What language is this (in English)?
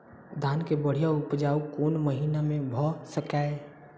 Maithili